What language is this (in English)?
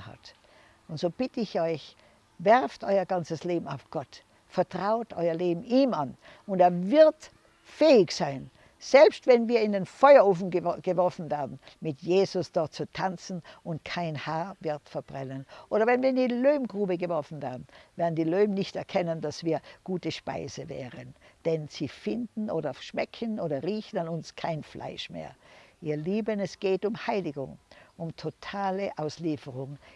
German